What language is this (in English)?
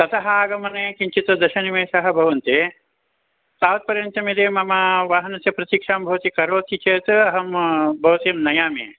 Sanskrit